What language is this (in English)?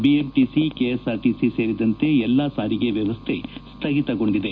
Kannada